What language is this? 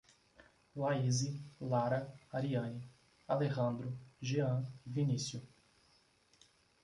Portuguese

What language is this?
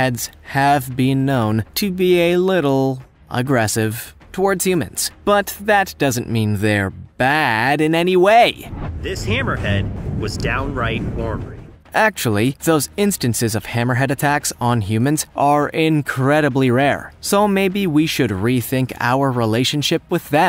English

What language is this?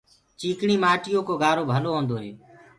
Gurgula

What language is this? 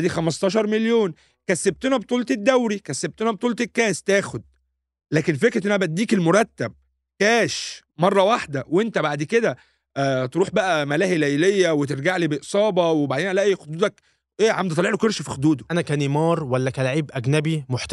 Arabic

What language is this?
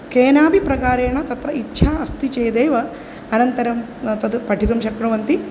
Sanskrit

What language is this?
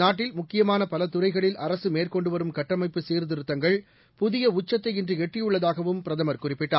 Tamil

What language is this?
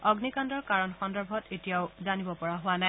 Assamese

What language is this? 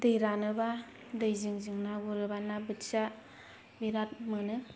Bodo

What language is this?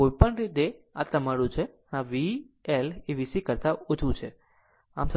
Gujarati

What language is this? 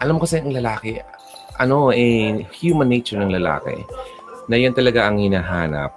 Filipino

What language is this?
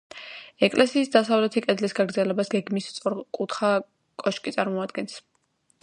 Georgian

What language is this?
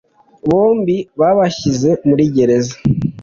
Kinyarwanda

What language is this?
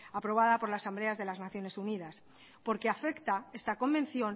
Spanish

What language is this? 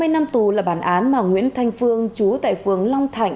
Vietnamese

